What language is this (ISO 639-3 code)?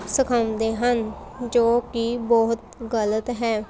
pan